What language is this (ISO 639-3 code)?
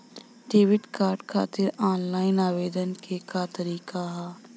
bho